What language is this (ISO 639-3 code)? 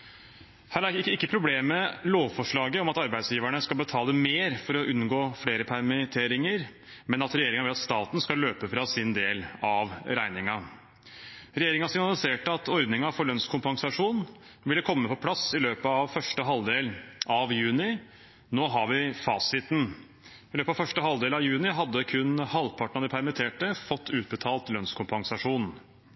nob